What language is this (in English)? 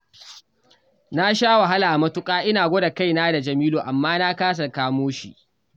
Hausa